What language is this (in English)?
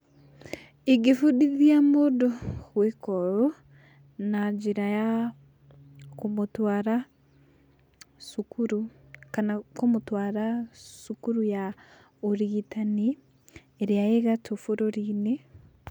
Kikuyu